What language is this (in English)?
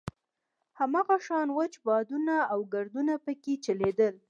Pashto